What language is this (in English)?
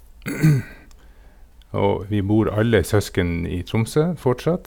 Norwegian